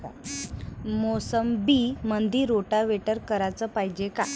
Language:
Marathi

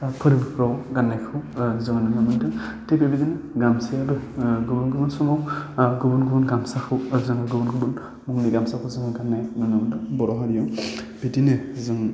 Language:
Bodo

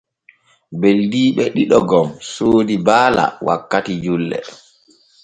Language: Borgu Fulfulde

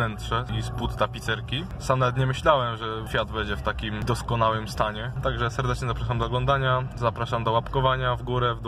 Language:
Polish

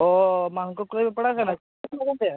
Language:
Santali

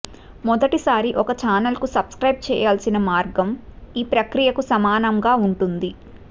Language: Telugu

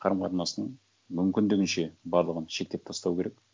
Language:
Kazakh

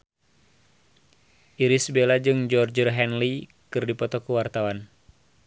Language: Sundanese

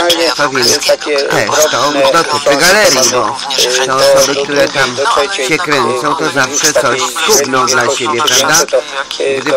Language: Polish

